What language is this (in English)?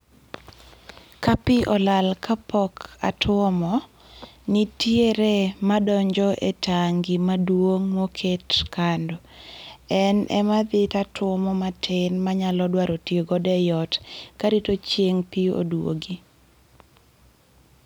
Luo (Kenya and Tanzania)